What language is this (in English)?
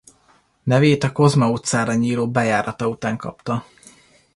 Hungarian